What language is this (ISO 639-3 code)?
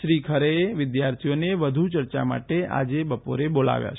guj